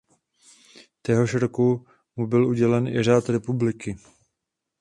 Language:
Czech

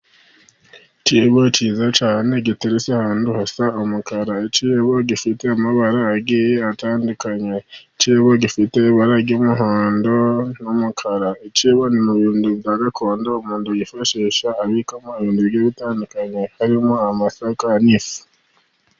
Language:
Kinyarwanda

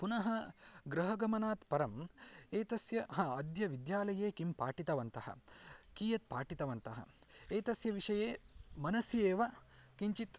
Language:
Sanskrit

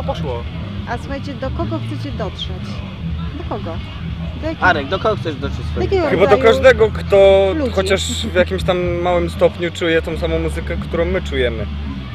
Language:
Polish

